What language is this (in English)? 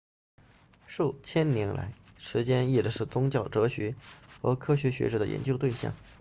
Chinese